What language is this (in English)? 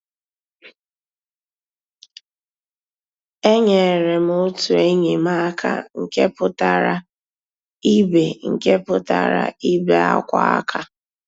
Igbo